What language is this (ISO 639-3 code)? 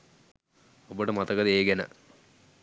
sin